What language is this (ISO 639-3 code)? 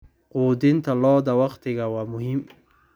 som